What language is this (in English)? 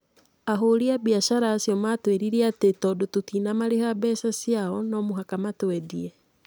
Kikuyu